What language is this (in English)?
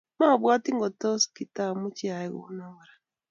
Kalenjin